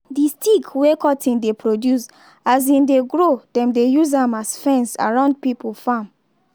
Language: Nigerian Pidgin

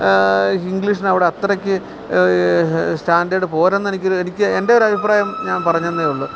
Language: Malayalam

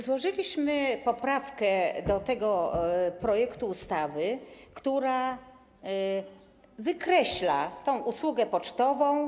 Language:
Polish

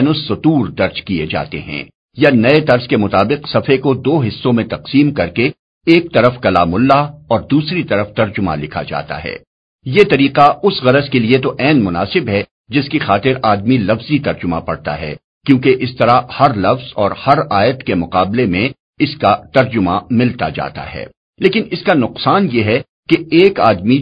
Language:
Urdu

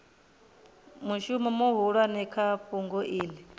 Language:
Venda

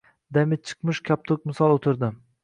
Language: Uzbek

